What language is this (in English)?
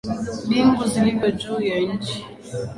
Swahili